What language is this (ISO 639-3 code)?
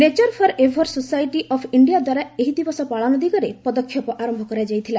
ori